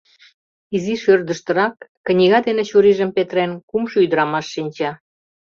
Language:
Mari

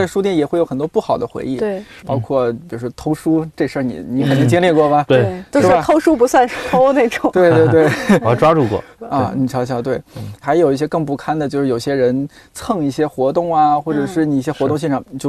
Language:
Chinese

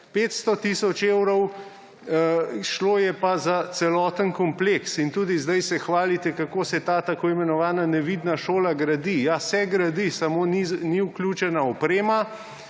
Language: Slovenian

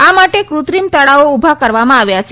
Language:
Gujarati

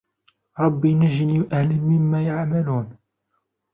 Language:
Arabic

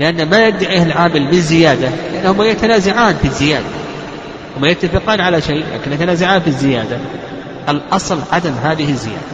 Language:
Arabic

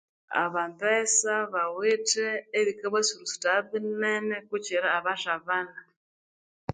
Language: Konzo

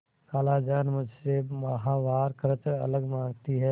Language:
Hindi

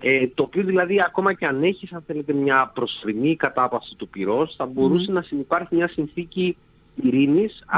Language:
Greek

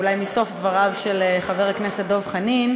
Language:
Hebrew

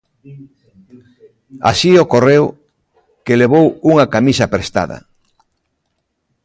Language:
Galician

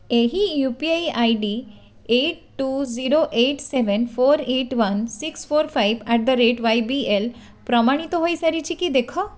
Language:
Odia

